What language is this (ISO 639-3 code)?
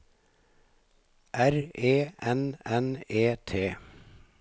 nor